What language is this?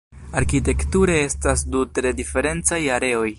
Esperanto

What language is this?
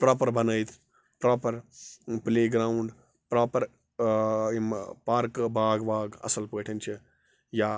Kashmiri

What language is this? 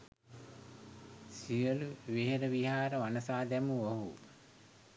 Sinhala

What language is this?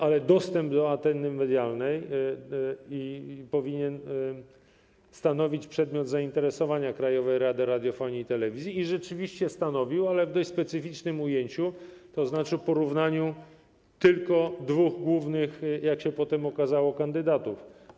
Polish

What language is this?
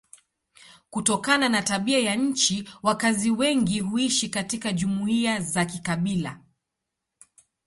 Swahili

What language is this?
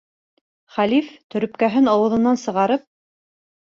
Bashkir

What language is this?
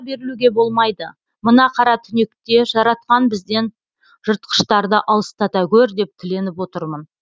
Kazakh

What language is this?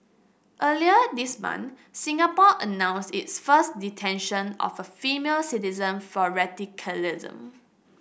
English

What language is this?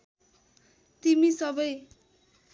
Nepali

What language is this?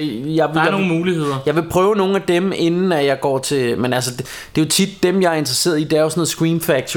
Danish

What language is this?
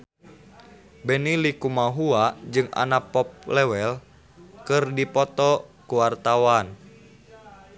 Sundanese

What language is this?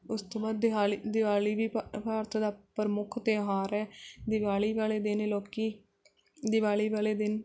Punjabi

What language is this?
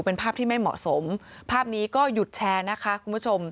Thai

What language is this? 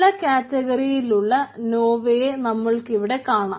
Malayalam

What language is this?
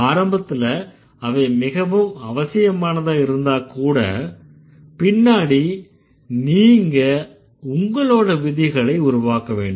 Tamil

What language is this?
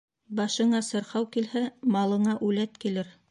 Bashkir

